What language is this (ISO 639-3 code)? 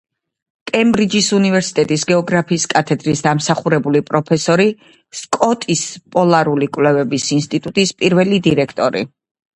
kat